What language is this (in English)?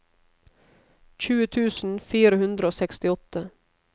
Norwegian